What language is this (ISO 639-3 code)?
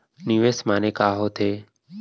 hne